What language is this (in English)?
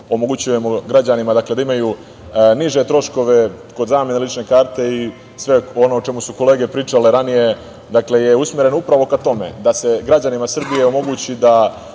Serbian